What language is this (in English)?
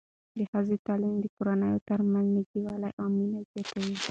Pashto